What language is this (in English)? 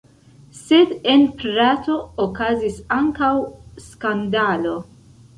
Esperanto